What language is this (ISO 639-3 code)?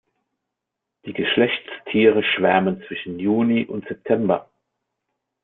deu